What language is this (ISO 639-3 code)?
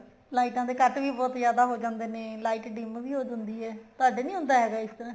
pan